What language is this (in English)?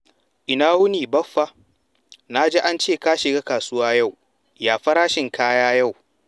Hausa